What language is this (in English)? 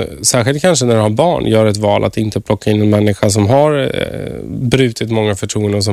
Swedish